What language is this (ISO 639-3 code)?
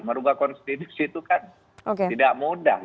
ind